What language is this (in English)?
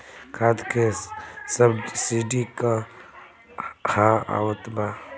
Bhojpuri